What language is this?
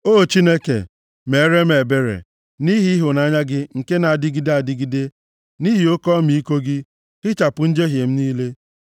Igbo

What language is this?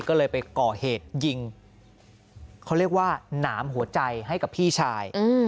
Thai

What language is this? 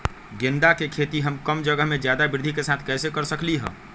Magahi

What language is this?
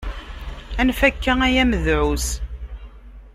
Kabyle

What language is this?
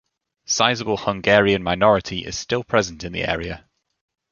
English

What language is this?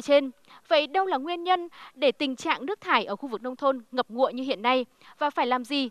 Vietnamese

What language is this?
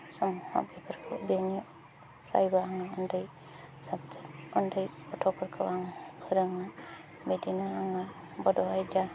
Bodo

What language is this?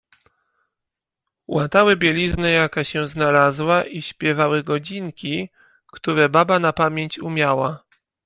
Polish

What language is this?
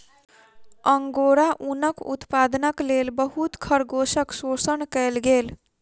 Maithili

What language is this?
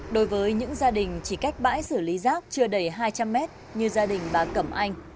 Vietnamese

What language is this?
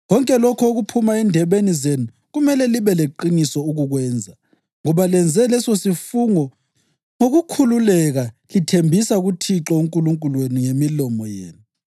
North Ndebele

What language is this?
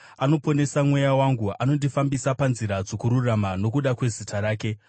Shona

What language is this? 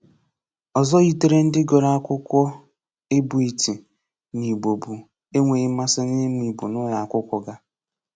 Igbo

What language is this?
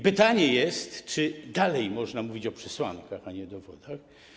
Polish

